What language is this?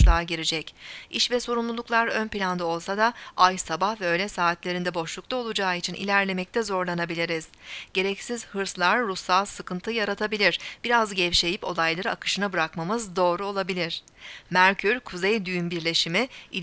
Turkish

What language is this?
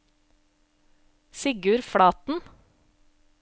Norwegian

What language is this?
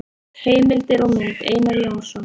Icelandic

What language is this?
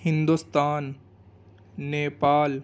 Urdu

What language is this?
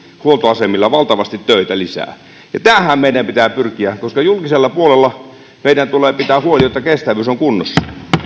Finnish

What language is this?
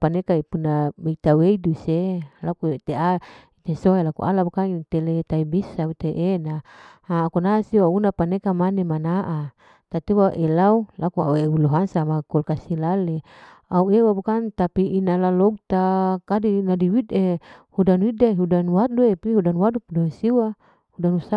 Larike-Wakasihu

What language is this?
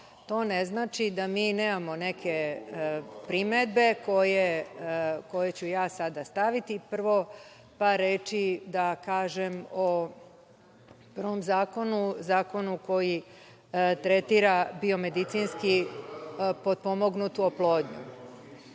Serbian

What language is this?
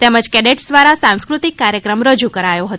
Gujarati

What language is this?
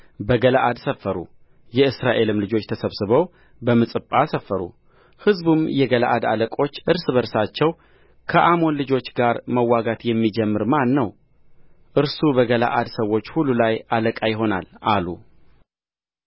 Amharic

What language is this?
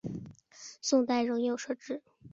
Chinese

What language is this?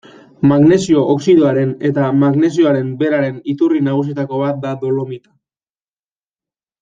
Basque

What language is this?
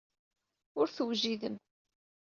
Kabyle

